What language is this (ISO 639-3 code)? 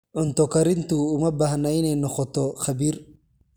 som